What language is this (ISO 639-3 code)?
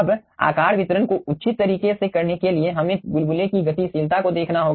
hin